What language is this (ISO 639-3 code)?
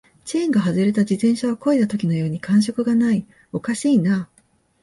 jpn